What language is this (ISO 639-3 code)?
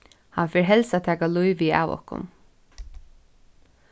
fao